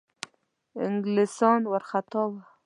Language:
Pashto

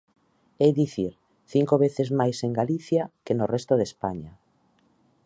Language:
Galician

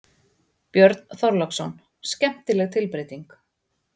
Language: Icelandic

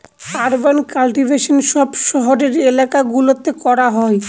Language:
Bangla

